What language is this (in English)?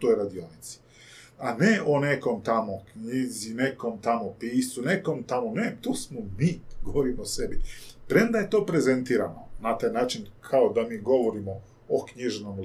Croatian